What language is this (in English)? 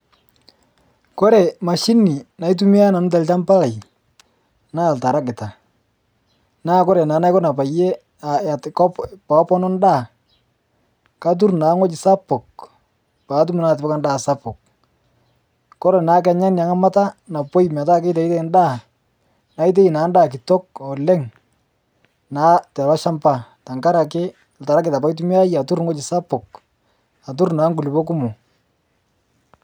Masai